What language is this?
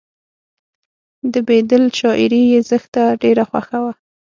Pashto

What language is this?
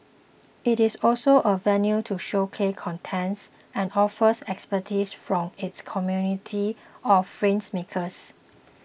English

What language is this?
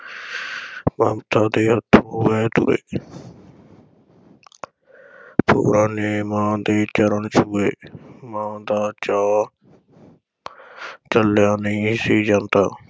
Punjabi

